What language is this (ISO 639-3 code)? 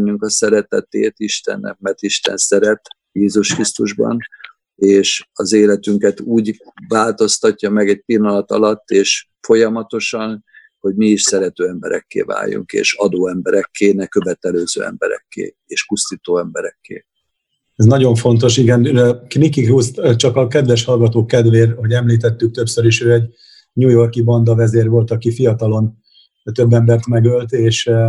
hun